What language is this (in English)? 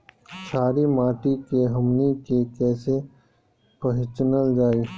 Bhojpuri